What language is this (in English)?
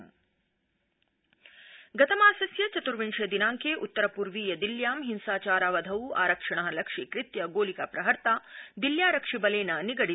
Sanskrit